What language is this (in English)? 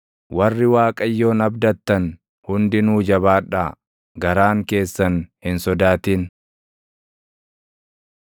Oromo